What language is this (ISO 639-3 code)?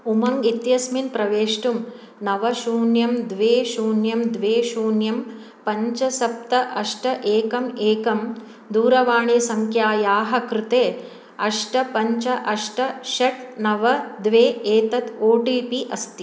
san